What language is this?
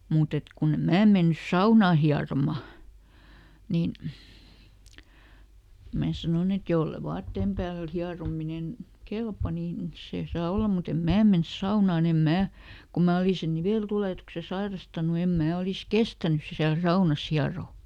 Finnish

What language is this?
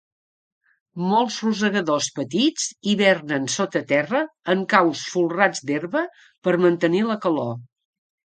Catalan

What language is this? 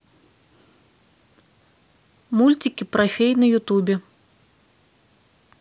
Russian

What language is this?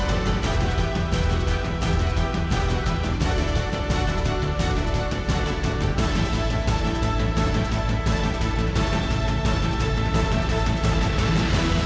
Thai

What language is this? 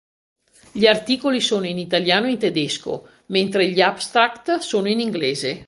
Italian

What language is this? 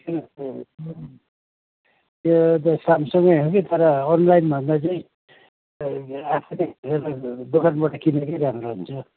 Nepali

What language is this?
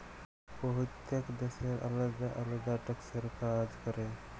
Bangla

